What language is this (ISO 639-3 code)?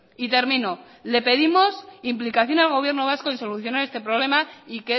spa